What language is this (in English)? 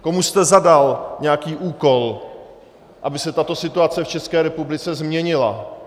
Czech